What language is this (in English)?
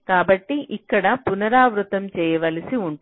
Telugu